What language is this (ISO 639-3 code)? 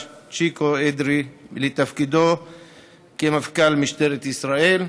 heb